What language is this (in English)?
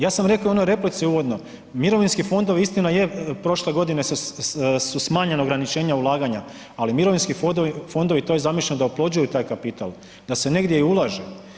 Croatian